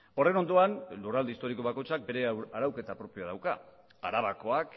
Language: Basque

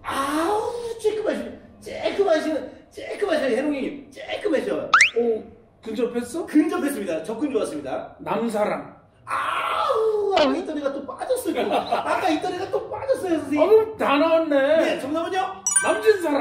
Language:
Korean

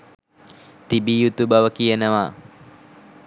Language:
Sinhala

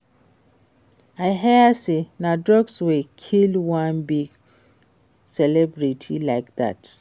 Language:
Nigerian Pidgin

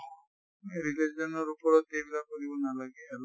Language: Assamese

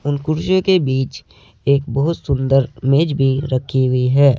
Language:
Hindi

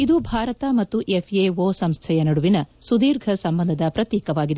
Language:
Kannada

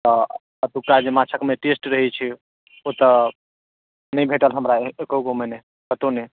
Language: Maithili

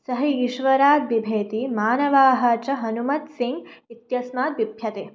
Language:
Sanskrit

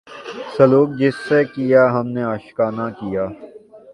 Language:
Urdu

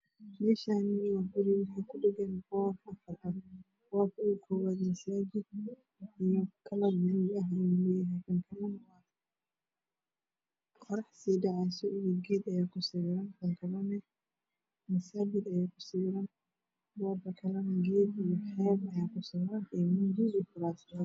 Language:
Somali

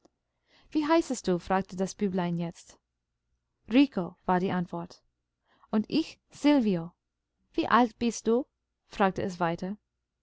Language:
German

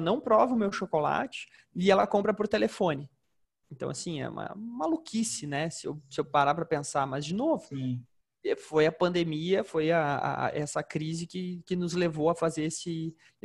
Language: Portuguese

